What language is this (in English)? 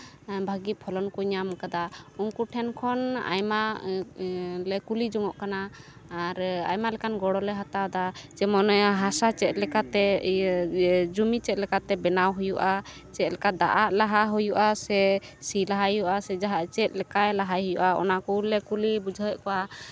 Santali